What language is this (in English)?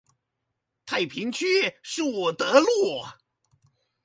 Chinese